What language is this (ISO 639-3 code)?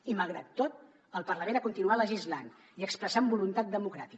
cat